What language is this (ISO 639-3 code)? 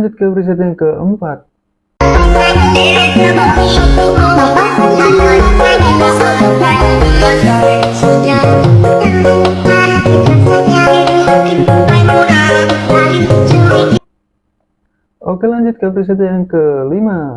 ind